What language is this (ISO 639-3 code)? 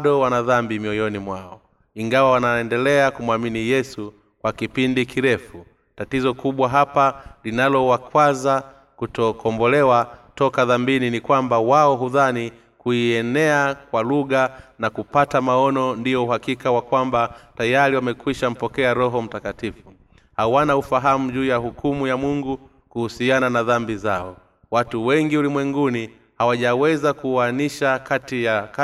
swa